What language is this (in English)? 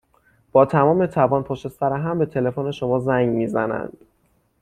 Persian